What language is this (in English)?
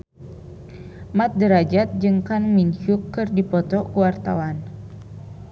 Sundanese